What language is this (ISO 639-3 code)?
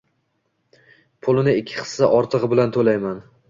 uzb